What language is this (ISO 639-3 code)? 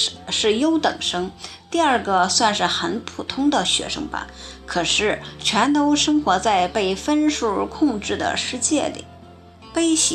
zho